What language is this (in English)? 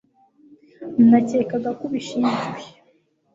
Kinyarwanda